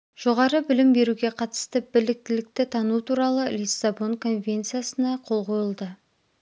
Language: Kazakh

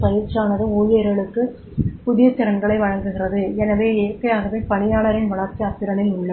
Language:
Tamil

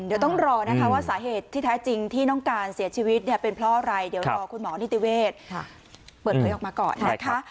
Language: Thai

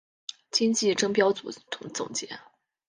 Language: Chinese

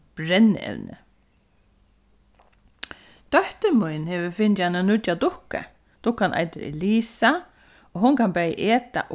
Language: Faroese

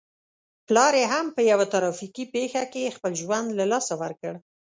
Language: Pashto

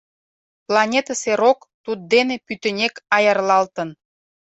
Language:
Mari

